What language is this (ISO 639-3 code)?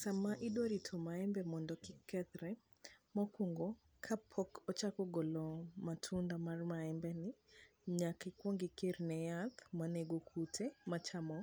luo